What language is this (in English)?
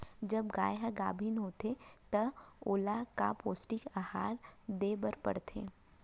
Chhattisgarhi